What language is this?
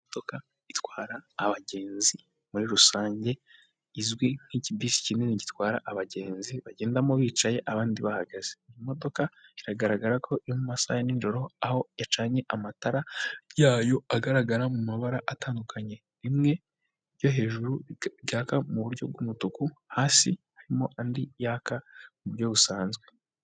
Kinyarwanda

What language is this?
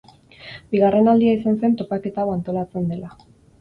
Basque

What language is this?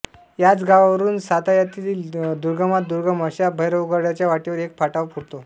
Marathi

